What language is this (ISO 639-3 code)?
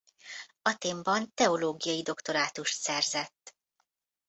hun